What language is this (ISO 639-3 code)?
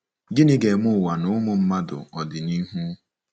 ibo